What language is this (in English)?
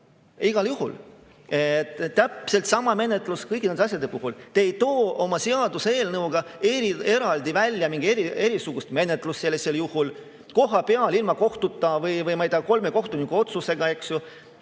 Estonian